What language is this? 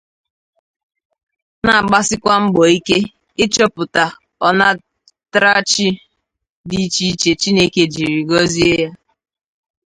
Igbo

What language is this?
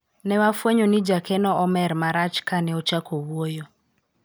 Luo (Kenya and Tanzania)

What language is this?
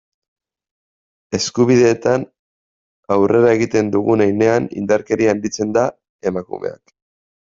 Basque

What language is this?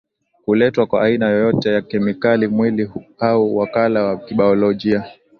Swahili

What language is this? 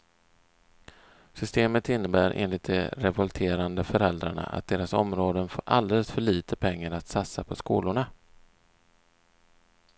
Swedish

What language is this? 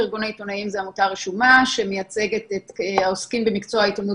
Hebrew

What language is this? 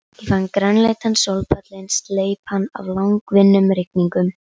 Icelandic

